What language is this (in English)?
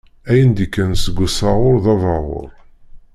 Kabyle